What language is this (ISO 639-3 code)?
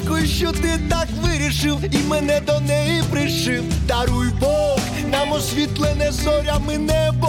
ukr